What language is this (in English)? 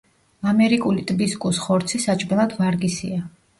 Georgian